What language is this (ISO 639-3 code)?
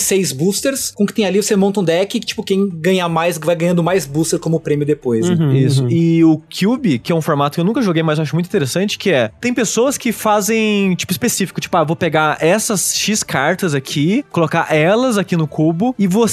por